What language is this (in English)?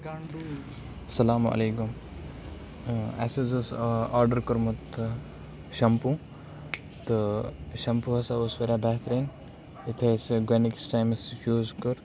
Kashmiri